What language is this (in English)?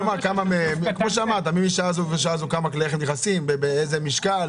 Hebrew